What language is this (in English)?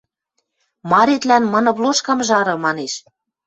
Western Mari